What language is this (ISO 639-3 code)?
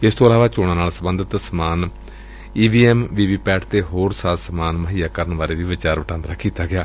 pan